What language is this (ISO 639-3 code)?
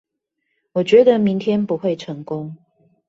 zho